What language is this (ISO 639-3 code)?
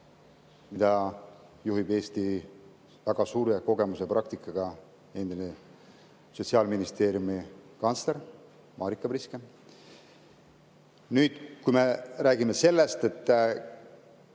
est